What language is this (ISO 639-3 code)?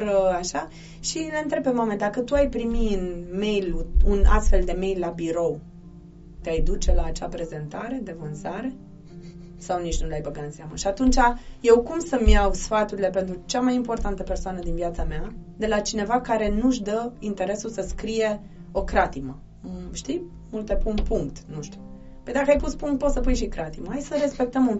ron